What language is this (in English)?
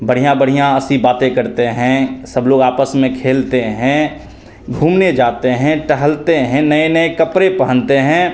Hindi